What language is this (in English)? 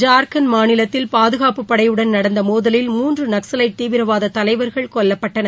Tamil